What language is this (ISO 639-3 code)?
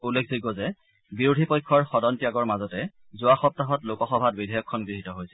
asm